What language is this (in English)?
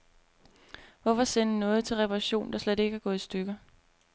Danish